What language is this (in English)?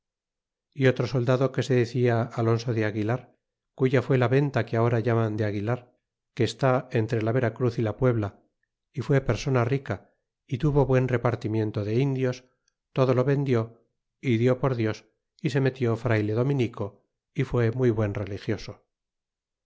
Spanish